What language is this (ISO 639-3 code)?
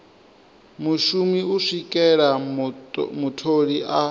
ven